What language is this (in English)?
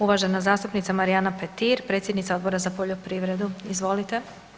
Croatian